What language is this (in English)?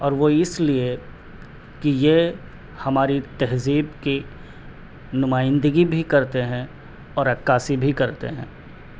Urdu